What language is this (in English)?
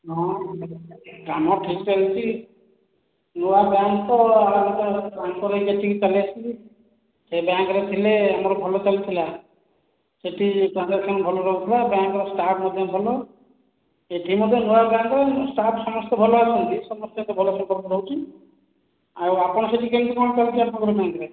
Odia